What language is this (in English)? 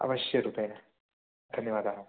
Sanskrit